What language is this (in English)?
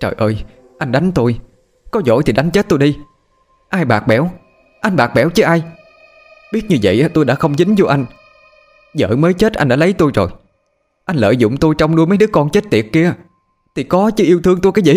Vietnamese